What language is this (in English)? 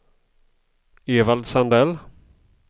Swedish